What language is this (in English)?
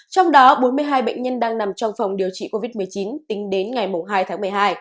Vietnamese